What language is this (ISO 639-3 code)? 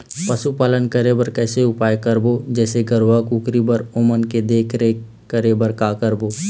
hne